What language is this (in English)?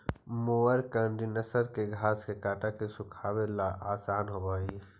Magahi